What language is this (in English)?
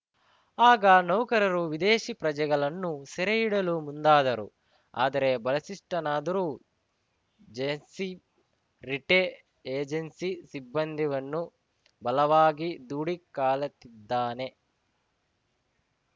Kannada